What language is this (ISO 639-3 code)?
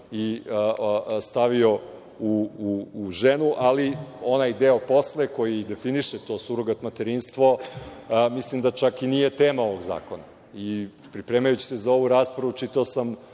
srp